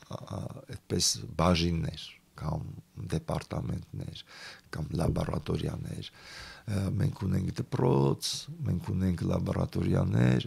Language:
Romanian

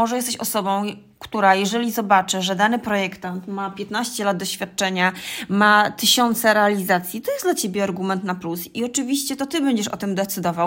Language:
Polish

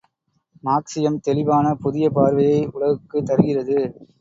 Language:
Tamil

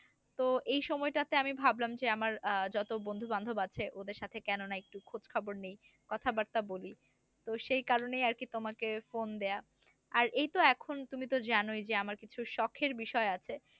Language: Bangla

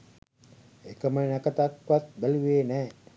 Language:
Sinhala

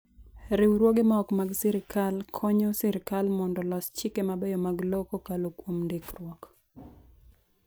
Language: Luo (Kenya and Tanzania)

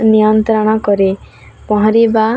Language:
Odia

